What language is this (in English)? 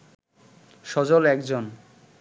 Bangla